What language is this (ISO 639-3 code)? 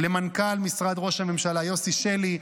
heb